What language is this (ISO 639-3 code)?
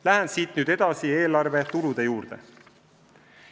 est